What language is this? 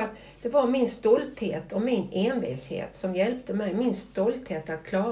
Swedish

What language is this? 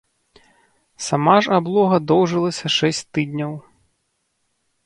Belarusian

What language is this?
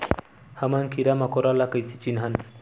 Chhattisgarhi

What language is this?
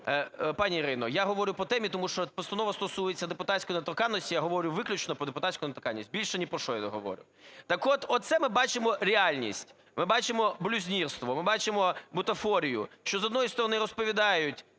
Ukrainian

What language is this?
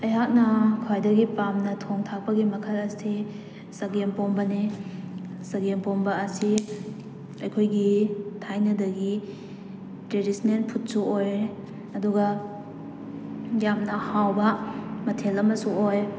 Manipuri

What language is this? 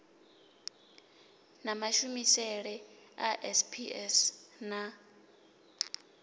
Venda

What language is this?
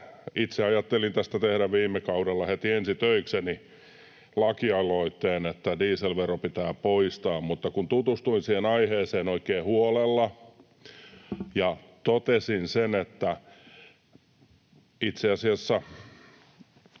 Finnish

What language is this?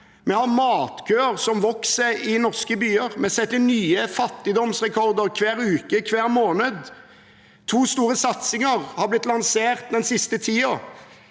Norwegian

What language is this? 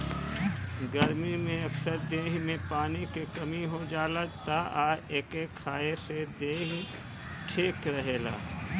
Bhojpuri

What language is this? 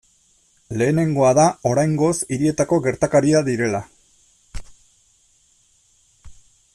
Basque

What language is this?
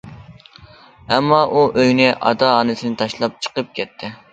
Uyghur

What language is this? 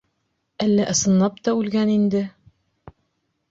Bashkir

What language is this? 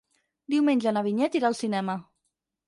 Catalan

